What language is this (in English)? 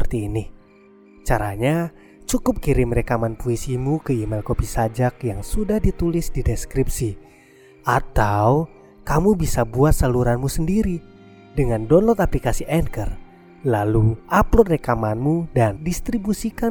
Indonesian